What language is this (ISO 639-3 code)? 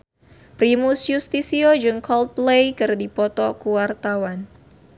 sun